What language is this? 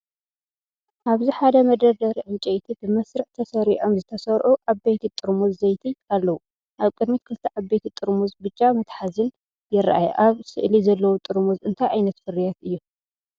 Tigrinya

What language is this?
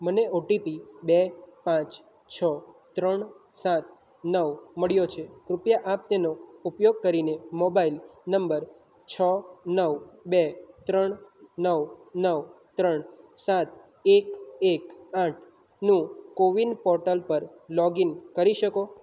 Gujarati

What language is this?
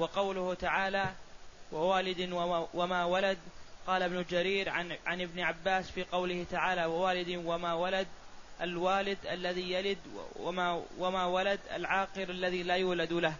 Arabic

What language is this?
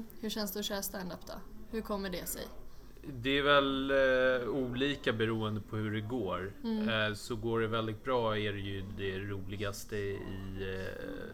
Swedish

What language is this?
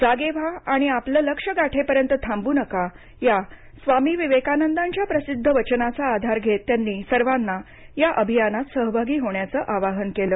Marathi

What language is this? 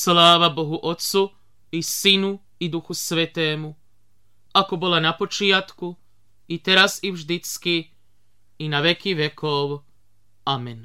Slovak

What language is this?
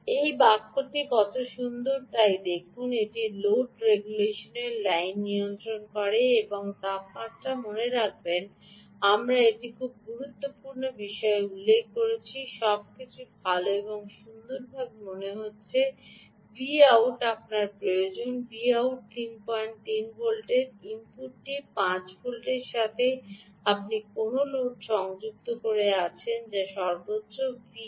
Bangla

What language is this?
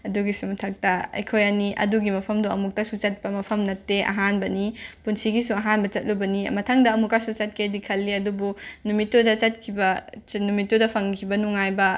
Manipuri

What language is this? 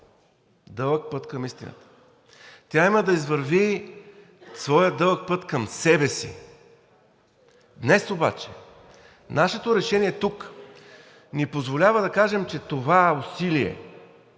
Bulgarian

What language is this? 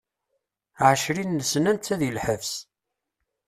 Kabyle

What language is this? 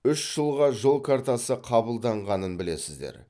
Kazakh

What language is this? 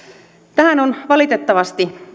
Finnish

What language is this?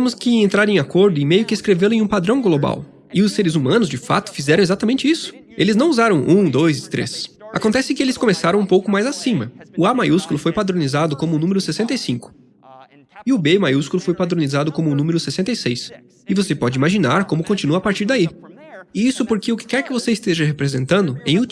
Portuguese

